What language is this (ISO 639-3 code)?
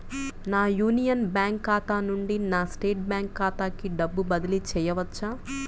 tel